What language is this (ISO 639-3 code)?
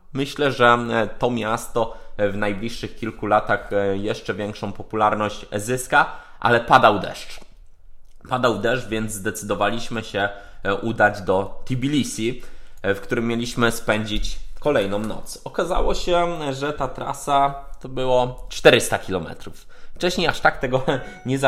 pol